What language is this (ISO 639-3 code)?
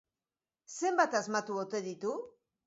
eus